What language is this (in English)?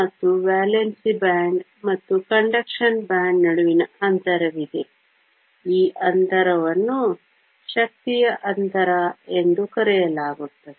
Kannada